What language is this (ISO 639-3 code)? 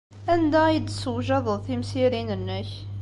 kab